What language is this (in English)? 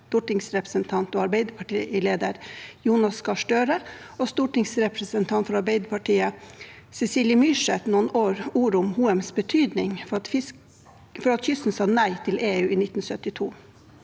Norwegian